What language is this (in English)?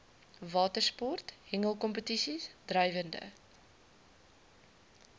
Afrikaans